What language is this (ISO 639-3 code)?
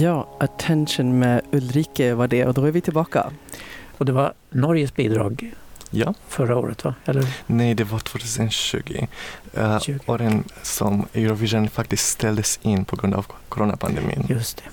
swe